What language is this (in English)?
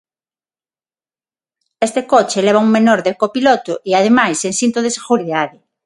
Galician